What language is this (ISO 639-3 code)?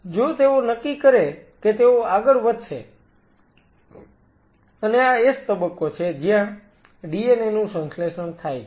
guj